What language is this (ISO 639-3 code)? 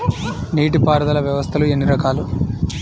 tel